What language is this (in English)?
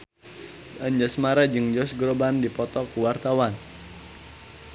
Sundanese